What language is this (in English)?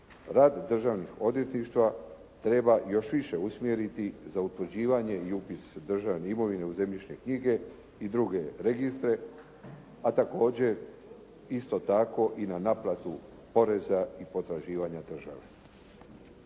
Croatian